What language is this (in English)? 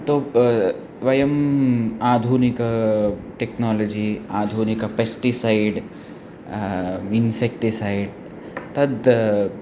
Sanskrit